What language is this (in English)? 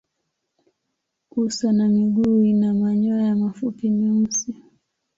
Swahili